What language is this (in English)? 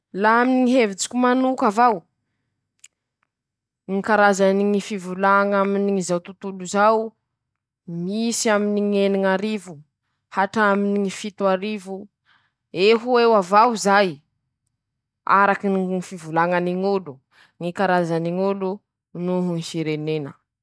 Masikoro Malagasy